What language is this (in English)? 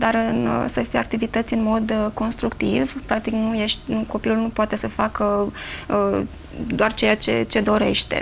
Romanian